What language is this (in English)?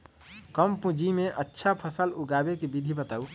Magahi